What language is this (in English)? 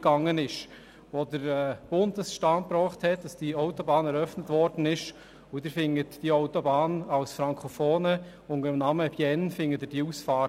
Swiss German